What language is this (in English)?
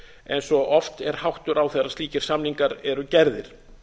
Icelandic